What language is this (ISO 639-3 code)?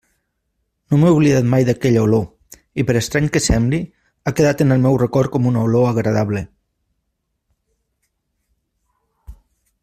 cat